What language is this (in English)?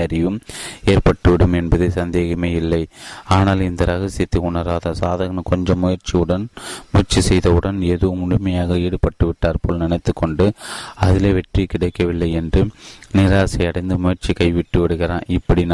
Tamil